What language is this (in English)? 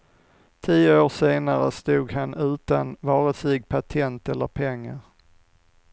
Swedish